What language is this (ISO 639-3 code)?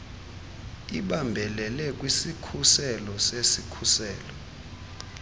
xho